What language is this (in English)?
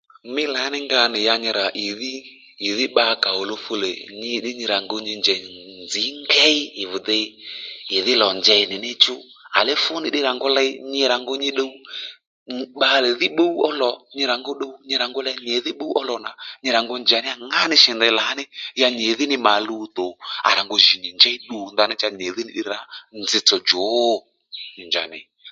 Lendu